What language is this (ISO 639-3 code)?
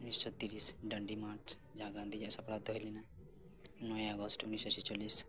sat